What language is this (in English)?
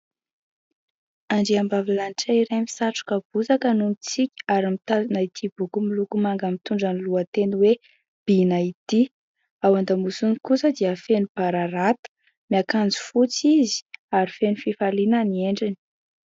Malagasy